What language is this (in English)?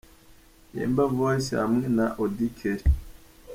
Kinyarwanda